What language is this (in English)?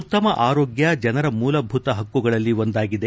Kannada